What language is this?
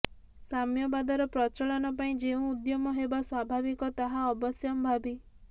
Odia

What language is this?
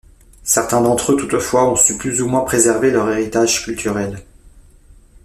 French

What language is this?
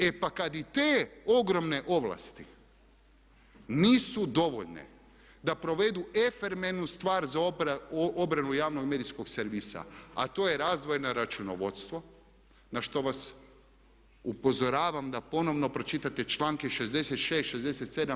Croatian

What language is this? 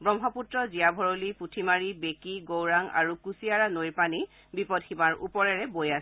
Assamese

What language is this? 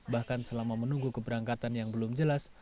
Indonesian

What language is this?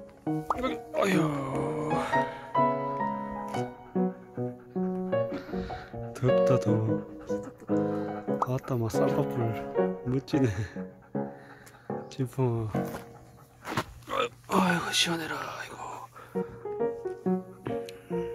Korean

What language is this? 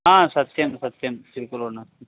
Sanskrit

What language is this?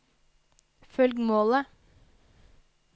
Norwegian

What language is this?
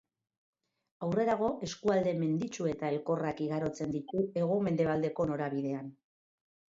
Basque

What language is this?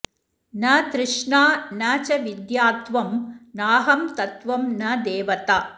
Sanskrit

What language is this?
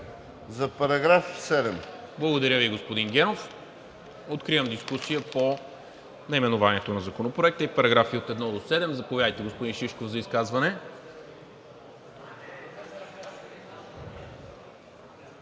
Bulgarian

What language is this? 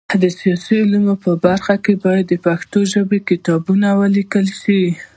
Pashto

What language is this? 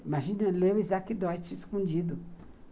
Portuguese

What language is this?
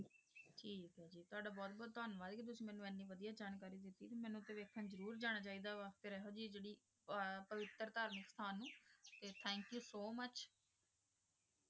Punjabi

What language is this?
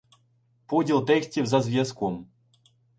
Ukrainian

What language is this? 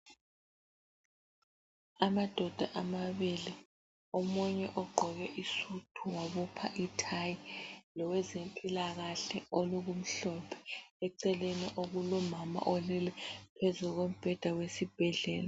North Ndebele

